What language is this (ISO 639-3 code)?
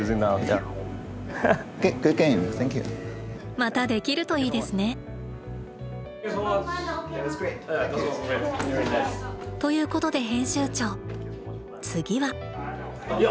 jpn